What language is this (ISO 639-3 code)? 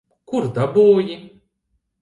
lav